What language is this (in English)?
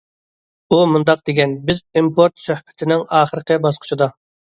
Uyghur